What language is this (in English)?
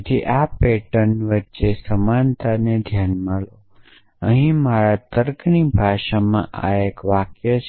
Gujarati